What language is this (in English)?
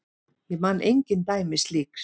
Icelandic